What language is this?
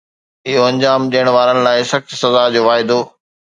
Sindhi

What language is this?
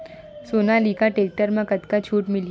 Chhattisgarhi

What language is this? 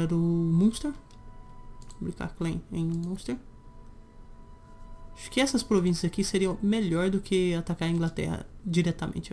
Portuguese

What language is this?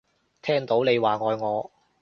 Cantonese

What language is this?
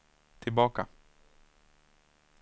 Swedish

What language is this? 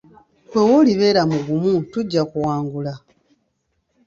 Ganda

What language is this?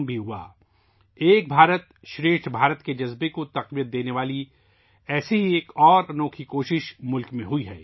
Urdu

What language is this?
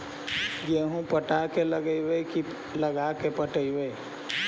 Magahi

